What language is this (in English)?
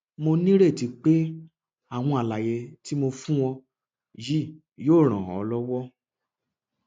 Yoruba